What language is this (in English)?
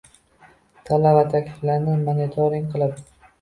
Uzbek